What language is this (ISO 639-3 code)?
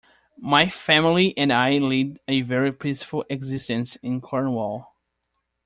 eng